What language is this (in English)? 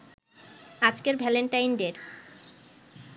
Bangla